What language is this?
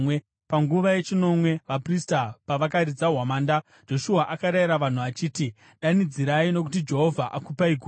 Shona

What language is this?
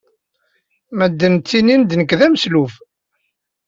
Kabyle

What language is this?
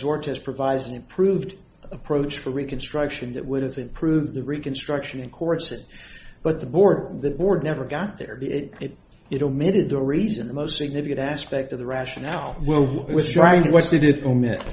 English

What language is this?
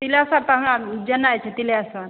Maithili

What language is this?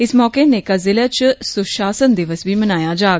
Dogri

